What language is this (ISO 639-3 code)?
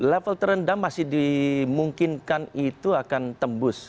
ind